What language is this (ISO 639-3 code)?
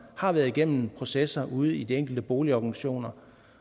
dan